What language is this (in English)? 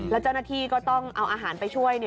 Thai